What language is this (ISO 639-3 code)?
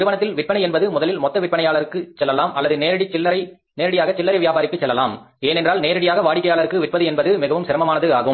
tam